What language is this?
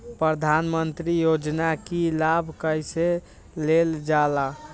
Magahi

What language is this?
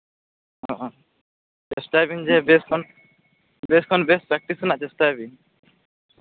Santali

